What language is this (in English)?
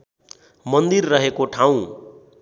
Nepali